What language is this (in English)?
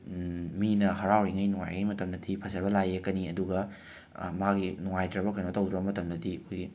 Manipuri